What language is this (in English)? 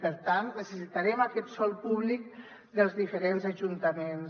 Catalan